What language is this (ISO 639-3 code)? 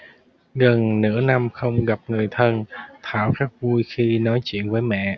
vie